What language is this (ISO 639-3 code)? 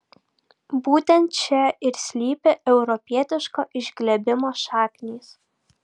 lit